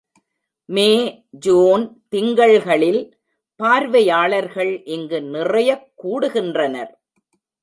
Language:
Tamil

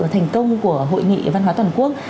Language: Vietnamese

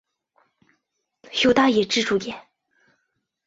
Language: Chinese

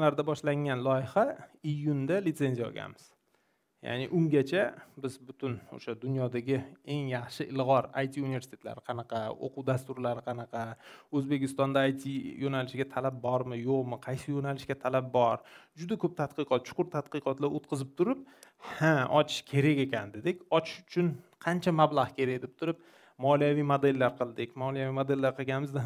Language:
Turkish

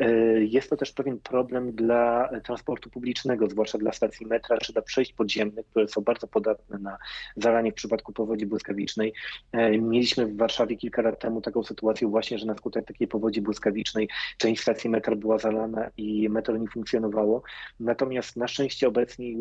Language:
Polish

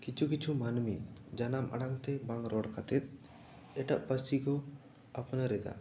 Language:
Santali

